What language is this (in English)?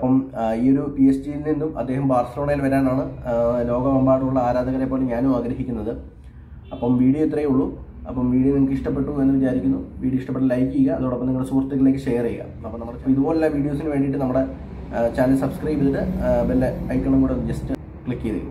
Arabic